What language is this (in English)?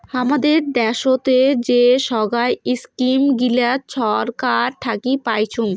Bangla